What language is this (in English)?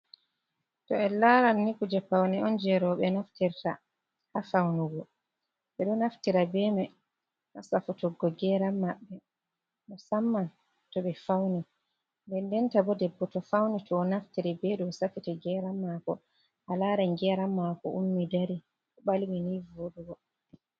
Fula